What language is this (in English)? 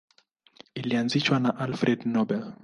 Swahili